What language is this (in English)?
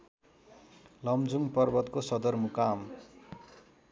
Nepali